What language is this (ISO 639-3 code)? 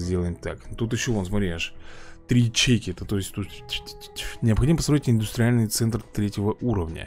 rus